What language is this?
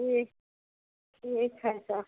Maithili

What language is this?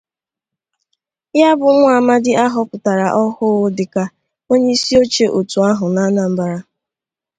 Igbo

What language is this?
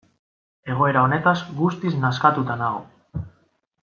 Basque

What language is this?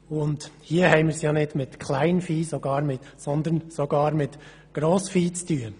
Swiss German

